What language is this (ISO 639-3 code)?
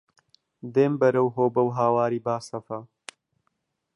ckb